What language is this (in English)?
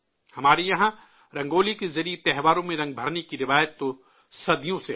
Urdu